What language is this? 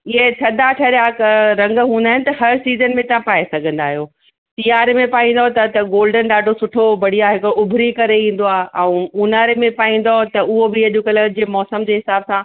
Sindhi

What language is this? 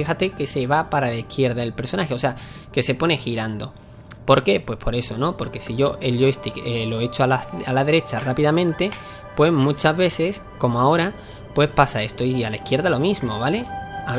Spanish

